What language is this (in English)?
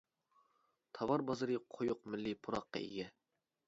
Uyghur